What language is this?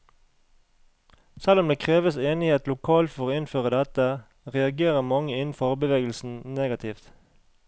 Norwegian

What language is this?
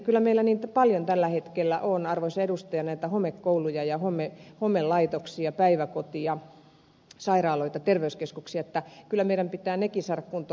Finnish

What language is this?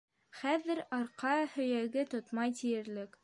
Bashkir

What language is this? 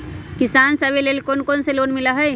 Magahi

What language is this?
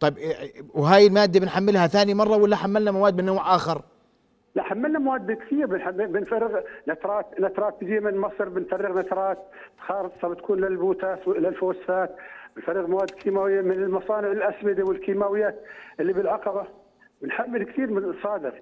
Arabic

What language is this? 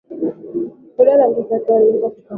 Swahili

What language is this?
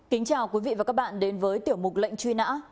Vietnamese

